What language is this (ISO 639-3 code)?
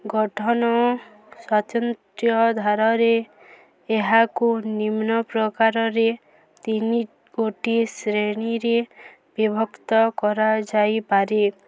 ori